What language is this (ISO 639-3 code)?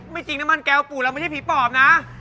tha